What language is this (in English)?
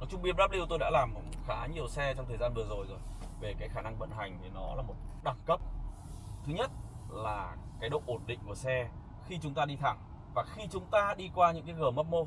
Vietnamese